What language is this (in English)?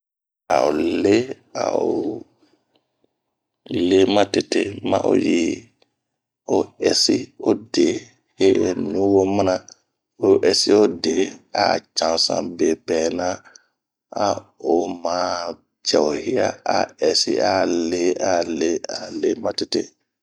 Bomu